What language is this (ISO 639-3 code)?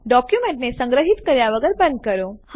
guj